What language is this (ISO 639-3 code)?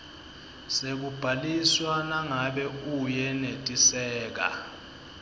ssw